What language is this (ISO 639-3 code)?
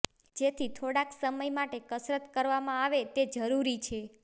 guj